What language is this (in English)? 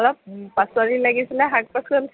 Assamese